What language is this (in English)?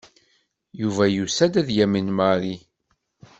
Kabyle